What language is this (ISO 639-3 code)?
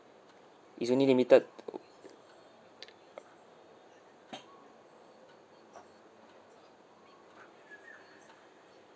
eng